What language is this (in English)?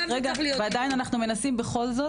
Hebrew